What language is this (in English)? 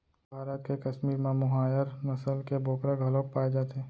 Chhattisgarhi